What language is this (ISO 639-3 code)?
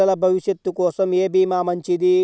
tel